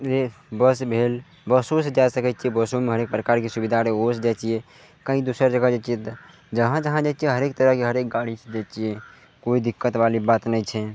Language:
Maithili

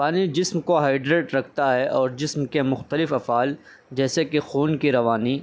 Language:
Urdu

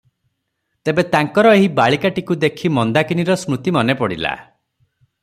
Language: Odia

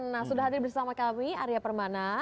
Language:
Indonesian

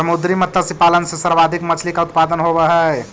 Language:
Magahi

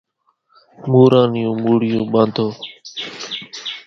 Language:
Kachi Koli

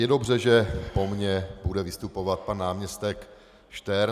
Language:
Czech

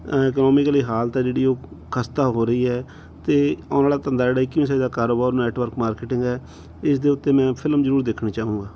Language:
Punjabi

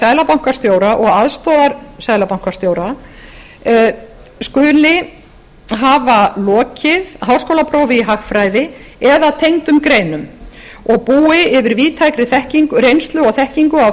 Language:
Icelandic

